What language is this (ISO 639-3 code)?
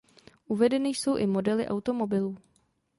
ces